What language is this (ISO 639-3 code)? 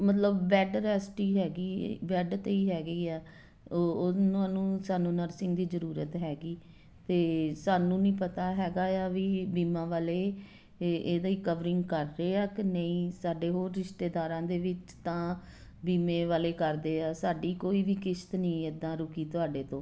pan